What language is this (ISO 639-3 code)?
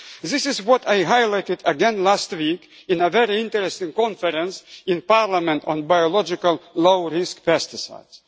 eng